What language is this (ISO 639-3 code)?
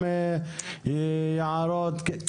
heb